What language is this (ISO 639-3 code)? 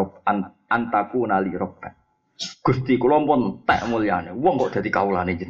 msa